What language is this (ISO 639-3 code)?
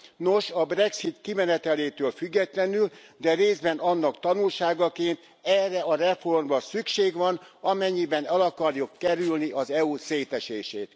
hun